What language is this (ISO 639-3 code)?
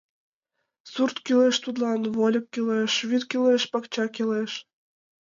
chm